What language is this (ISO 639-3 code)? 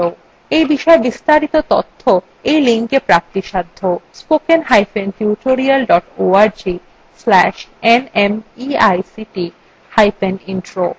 ben